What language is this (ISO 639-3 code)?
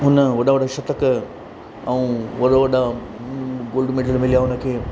snd